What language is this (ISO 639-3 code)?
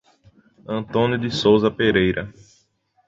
por